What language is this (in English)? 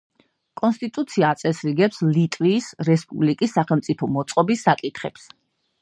Georgian